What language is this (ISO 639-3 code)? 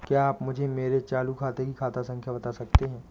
hin